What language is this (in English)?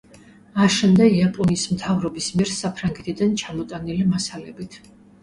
Georgian